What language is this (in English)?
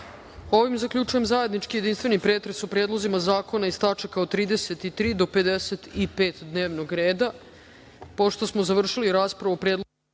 Serbian